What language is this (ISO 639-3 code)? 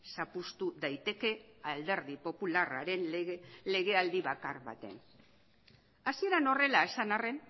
eus